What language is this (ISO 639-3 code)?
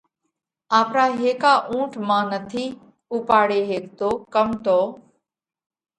kvx